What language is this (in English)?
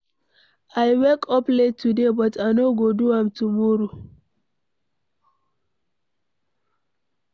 Nigerian Pidgin